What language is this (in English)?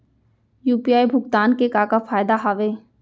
Chhattisgarhi